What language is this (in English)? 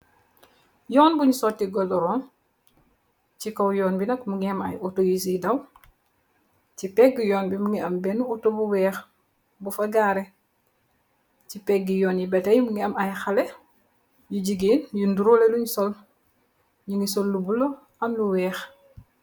Wolof